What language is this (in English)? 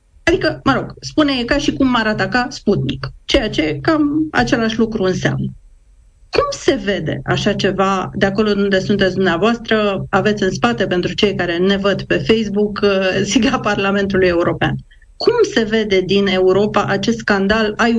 Romanian